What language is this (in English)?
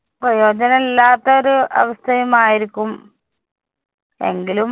Malayalam